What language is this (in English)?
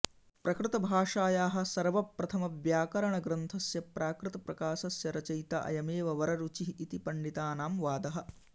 Sanskrit